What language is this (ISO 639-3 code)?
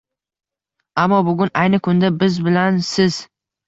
uzb